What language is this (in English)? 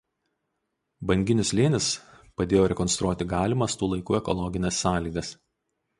Lithuanian